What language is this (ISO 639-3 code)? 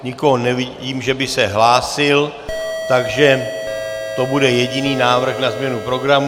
ces